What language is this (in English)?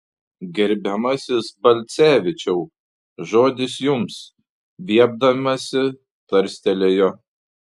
Lithuanian